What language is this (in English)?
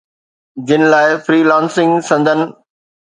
Sindhi